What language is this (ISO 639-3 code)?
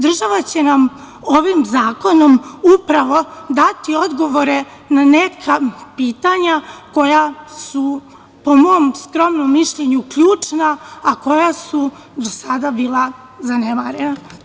srp